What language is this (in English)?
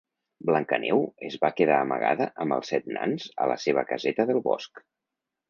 Catalan